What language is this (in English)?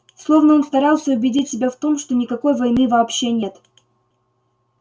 Russian